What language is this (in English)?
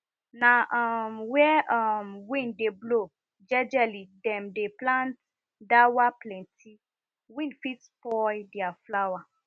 Nigerian Pidgin